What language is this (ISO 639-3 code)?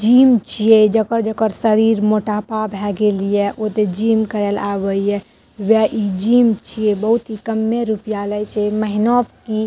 mai